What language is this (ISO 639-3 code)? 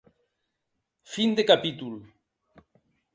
oci